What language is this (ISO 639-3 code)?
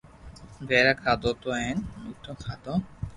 lrk